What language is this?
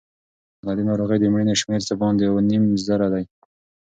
Pashto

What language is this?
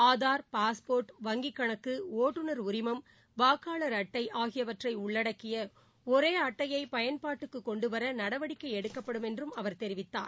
Tamil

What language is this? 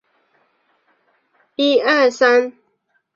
Chinese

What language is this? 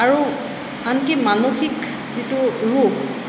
Assamese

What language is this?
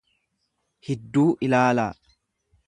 Oromo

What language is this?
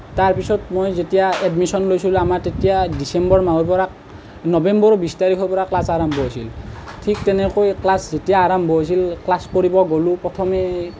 Assamese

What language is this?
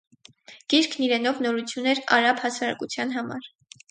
Armenian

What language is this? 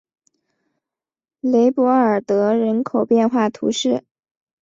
Chinese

